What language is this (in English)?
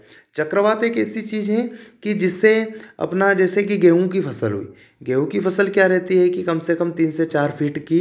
Hindi